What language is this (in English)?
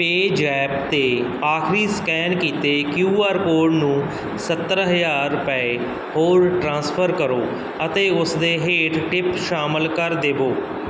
Punjabi